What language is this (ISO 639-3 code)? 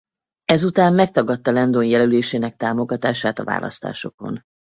hun